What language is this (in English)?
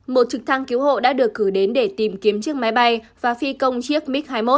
Vietnamese